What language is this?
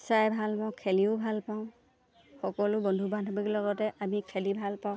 Assamese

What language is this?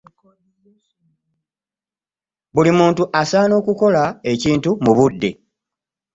Ganda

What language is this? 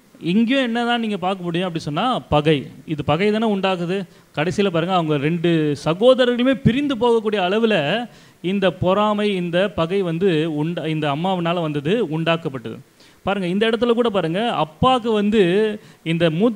Romanian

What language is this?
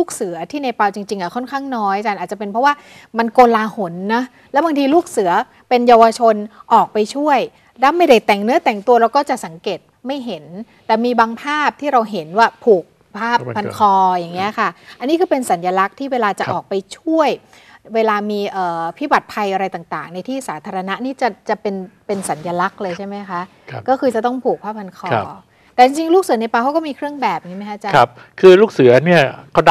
Thai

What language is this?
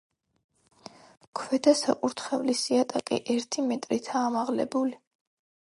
Georgian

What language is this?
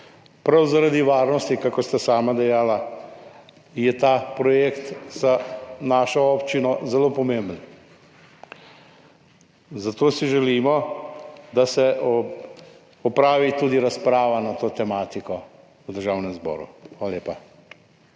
Slovenian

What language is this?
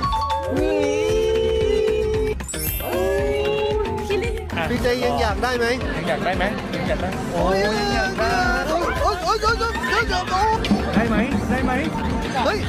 Thai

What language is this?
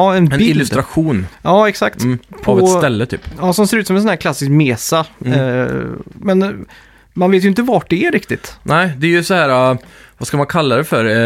Swedish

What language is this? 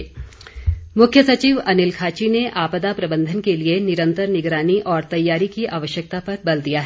Hindi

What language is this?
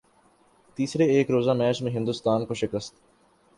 Urdu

